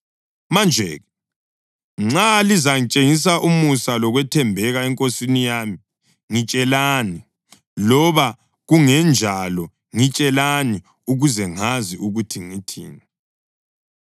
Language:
North Ndebele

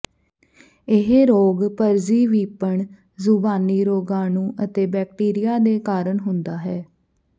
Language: Punjabi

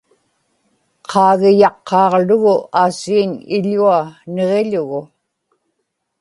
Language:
Inupiaq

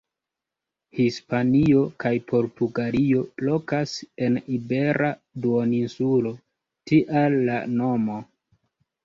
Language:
Esperanto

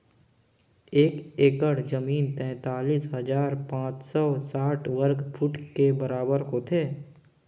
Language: Chhattisgarhi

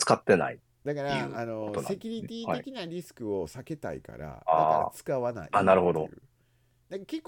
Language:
Japanese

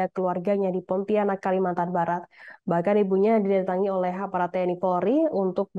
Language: Indonesian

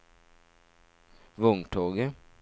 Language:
Norwegian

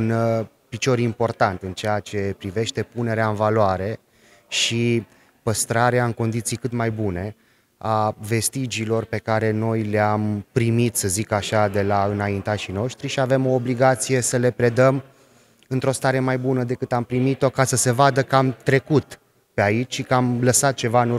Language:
Romanian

